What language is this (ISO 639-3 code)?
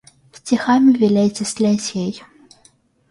rus